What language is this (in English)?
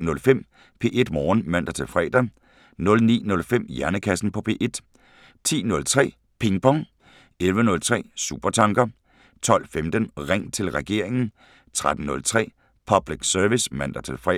Danish